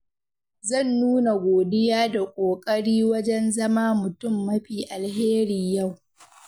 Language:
Hausa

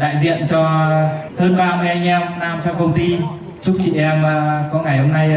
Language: Vietnamese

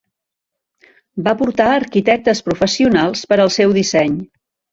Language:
Catalan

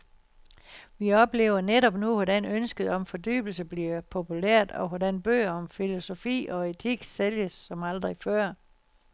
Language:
Danish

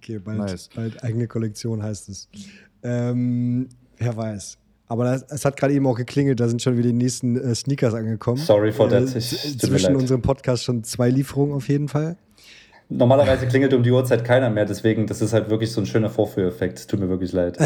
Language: German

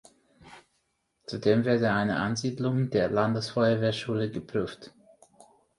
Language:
German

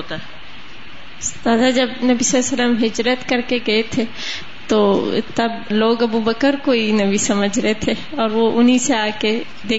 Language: Urdu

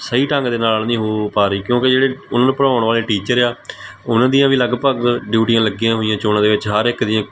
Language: Punjabi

